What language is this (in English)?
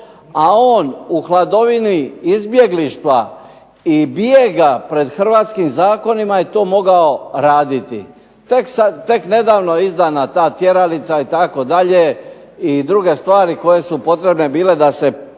Croatian